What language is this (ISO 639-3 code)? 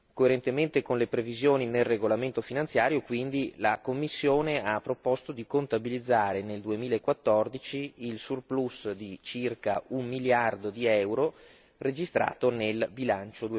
ita